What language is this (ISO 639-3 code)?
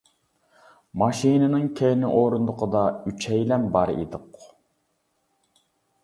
uig